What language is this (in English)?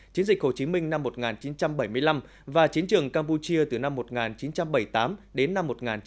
Vietnamese